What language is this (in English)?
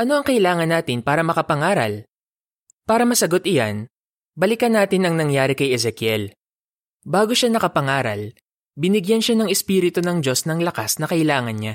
Filipino